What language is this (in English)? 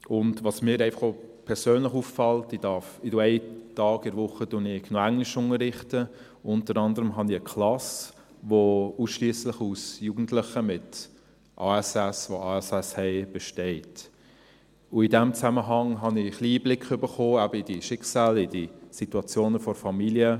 Swiss German